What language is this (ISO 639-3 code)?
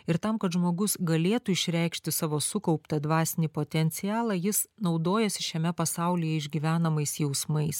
lit